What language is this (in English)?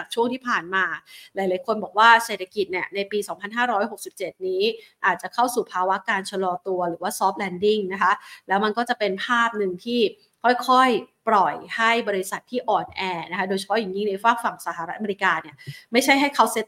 Thai